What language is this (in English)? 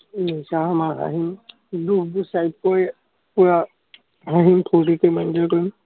Assamese